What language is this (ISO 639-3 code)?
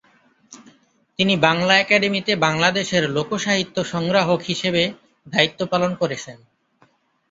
ben